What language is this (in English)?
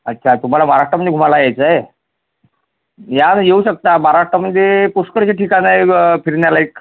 Marathi